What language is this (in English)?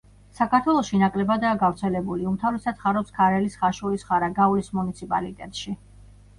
Georgian